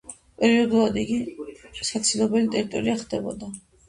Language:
Georgian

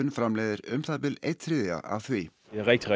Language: Icelandic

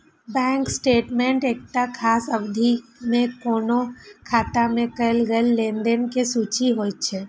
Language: Maithili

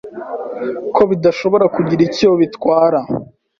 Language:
Kinyarwanda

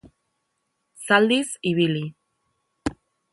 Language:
Basque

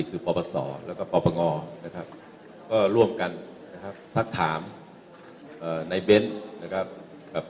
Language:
Thai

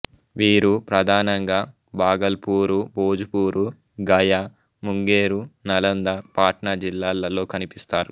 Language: Telugu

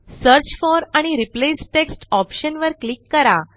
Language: Marathi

